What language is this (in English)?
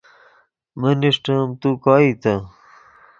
Yidgha